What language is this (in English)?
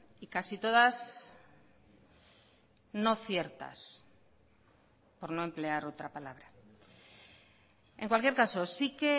Spanish